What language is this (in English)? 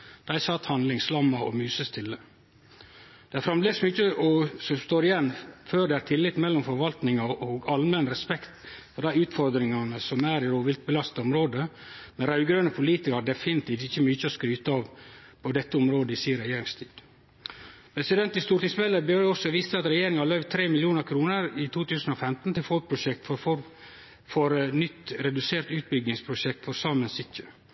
Norwegian Nynorsk